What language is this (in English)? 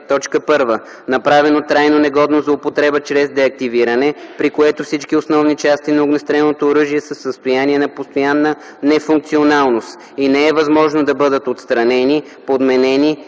Bulgarian